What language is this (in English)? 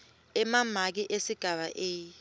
Swati